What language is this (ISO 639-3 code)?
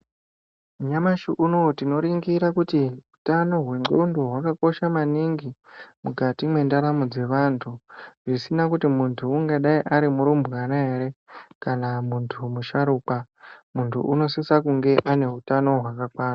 ndc